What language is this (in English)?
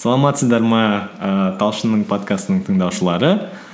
Kazakh